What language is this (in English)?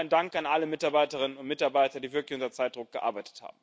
German